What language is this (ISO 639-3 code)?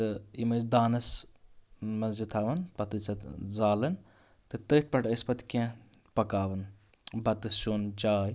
kas